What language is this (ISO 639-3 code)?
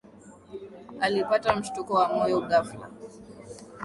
swa